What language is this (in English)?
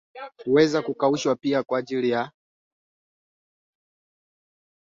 Swahili